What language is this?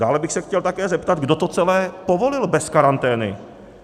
Czech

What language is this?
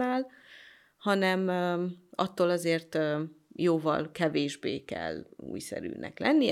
Hungarian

